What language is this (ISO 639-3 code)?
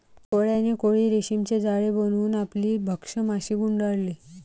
mar